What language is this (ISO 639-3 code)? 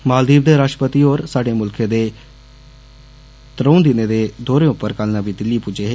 doi